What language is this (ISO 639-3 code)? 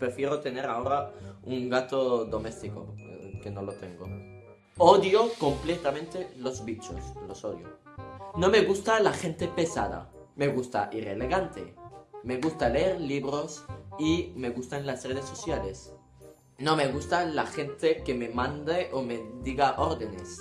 spa